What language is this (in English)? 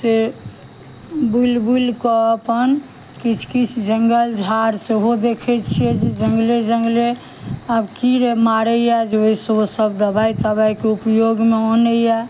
Maithili